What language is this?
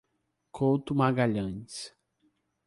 Portuguese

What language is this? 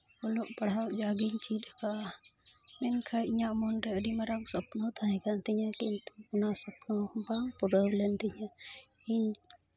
Santali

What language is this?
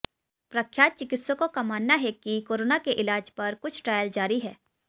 Hindi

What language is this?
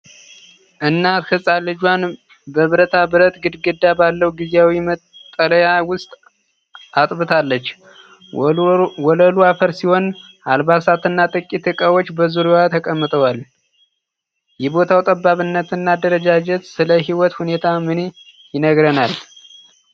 Amharic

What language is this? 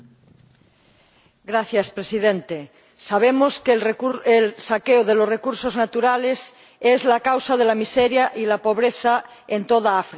Spanish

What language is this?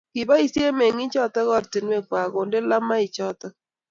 Kalenjin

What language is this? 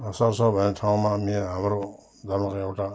Nepali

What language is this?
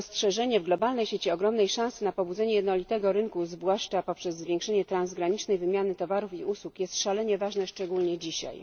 Polish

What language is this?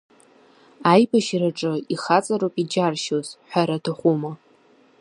Abkhazian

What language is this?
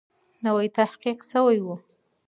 Pashto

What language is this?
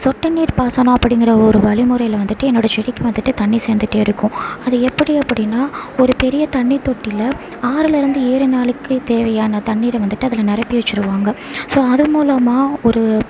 Tamil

